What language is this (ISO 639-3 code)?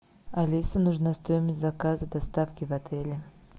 rus